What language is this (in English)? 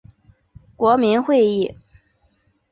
Chinese